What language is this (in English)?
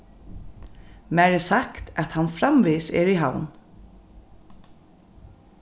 Faroese